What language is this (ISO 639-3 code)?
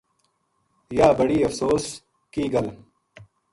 gju